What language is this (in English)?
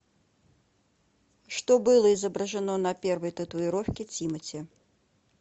Russian